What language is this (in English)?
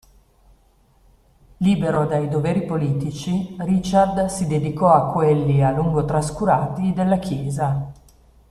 Italian